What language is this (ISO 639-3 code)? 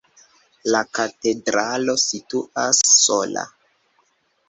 epo